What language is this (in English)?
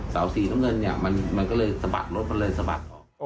Thai